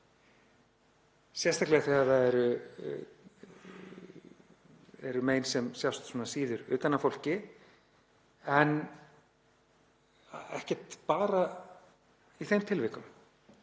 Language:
Icelandic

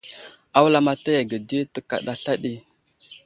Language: Wuzlam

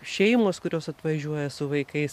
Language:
Lithuanian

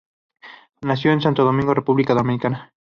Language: Spanish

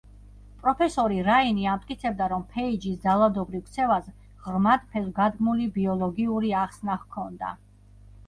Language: Georgian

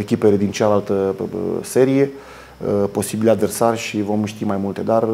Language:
Romanian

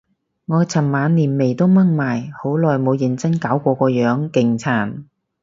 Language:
Cantonese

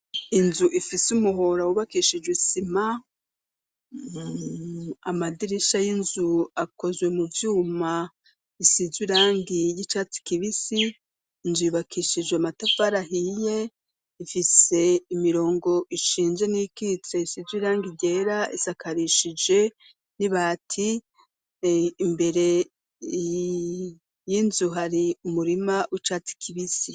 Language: Rundi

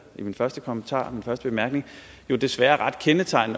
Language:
Danish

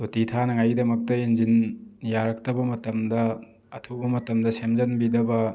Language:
Manipuri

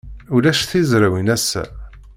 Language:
Kabyle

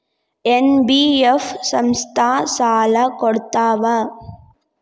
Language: Kannada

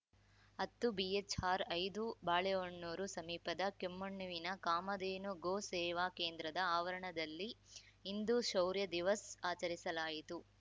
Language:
Kannada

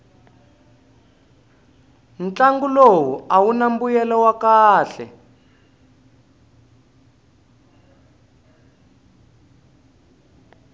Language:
Tsonga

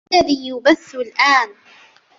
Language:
Arabic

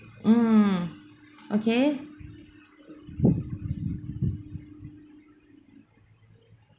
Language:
English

